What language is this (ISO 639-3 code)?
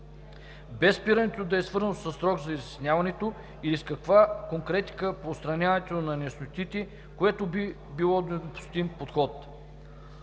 bul